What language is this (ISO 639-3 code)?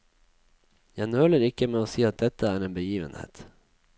nor